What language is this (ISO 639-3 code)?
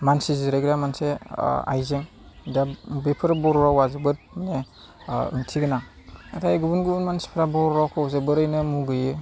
brx